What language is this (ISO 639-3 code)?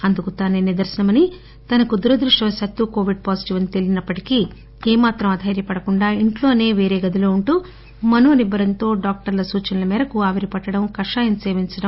tel